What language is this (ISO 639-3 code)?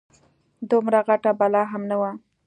pus